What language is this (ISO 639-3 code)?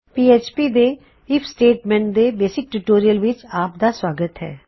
pan